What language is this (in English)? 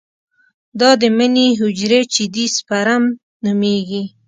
Pashto